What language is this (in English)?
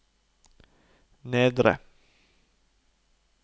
Norwegian